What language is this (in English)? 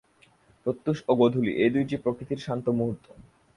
Bangla